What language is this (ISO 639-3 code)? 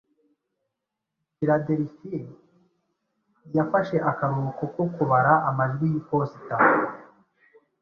kin